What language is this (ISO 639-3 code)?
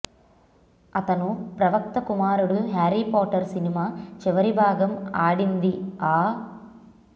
tel